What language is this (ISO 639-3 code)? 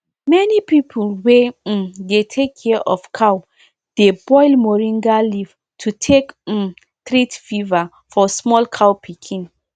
pcm